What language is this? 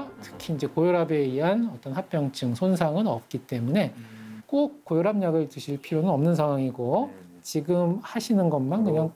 Korean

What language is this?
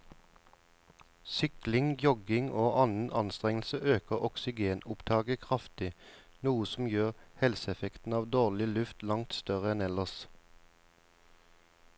Norwegian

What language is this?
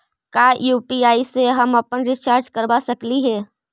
Magahi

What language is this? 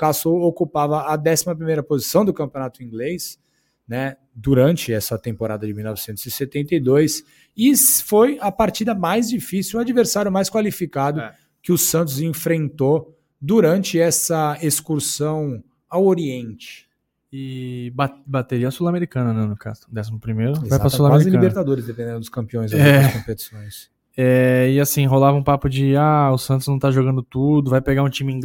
Portuguese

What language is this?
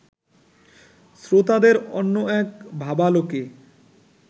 Bangla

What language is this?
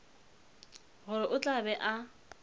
Northern Sotho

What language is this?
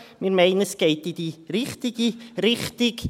Swiss German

